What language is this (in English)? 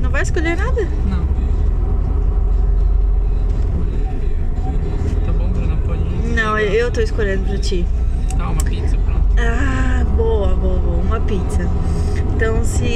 Portuguese